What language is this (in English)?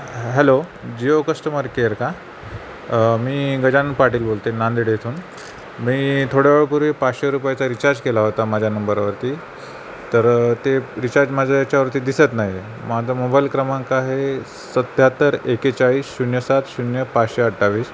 Marathi